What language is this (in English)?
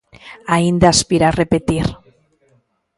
Galician